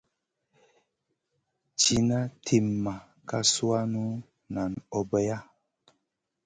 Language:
Masana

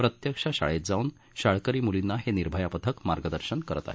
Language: Marathi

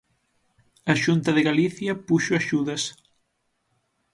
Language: Galician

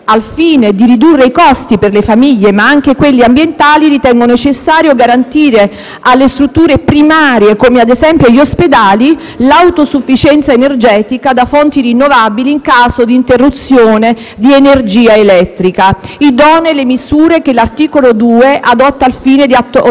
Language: Italian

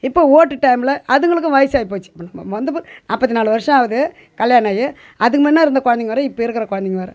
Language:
Tamil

